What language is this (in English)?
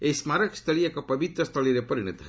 Odia